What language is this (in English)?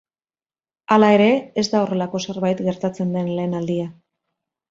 Basque